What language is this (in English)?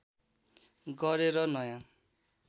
Nepali